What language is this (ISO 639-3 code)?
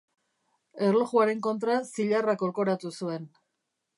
eus